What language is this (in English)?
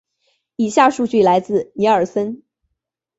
Chinese